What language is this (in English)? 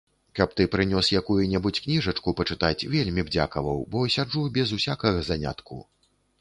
Belarusian